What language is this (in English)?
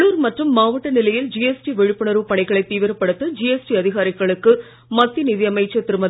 Tamil